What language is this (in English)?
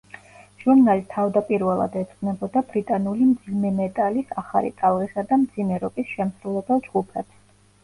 Georgian